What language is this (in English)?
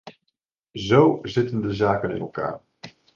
Dutch